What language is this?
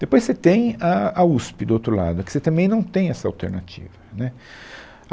Portuguese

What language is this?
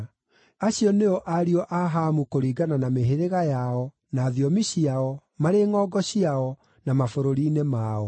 Kikuyu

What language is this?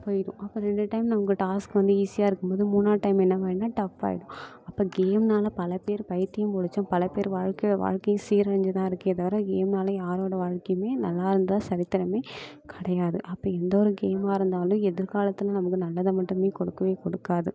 Tamil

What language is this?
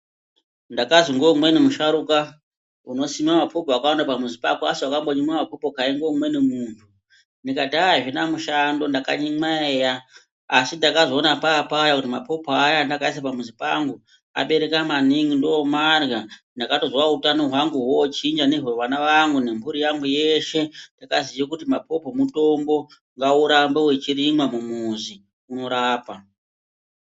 Ndau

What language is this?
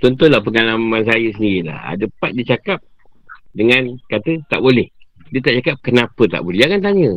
Malay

